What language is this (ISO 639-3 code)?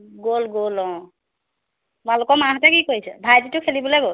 asm